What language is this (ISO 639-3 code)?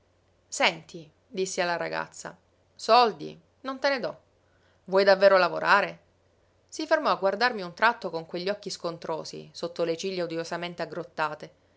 ita